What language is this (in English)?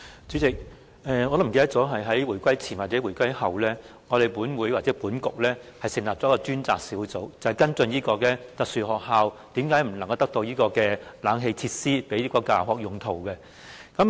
Cantonese